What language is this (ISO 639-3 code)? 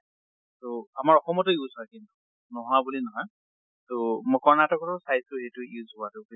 asm